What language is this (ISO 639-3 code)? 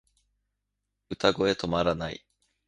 jpn